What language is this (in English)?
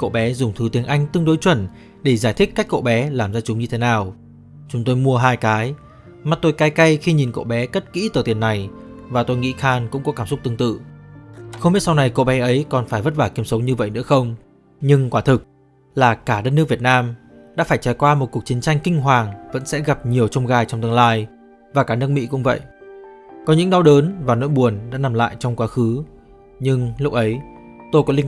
Vietnamese